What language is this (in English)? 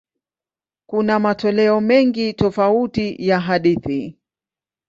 Swahili